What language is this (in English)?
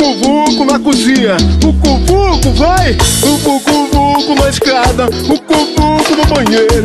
Portuguese